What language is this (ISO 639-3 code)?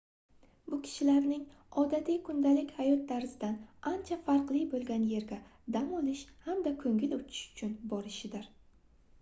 uzb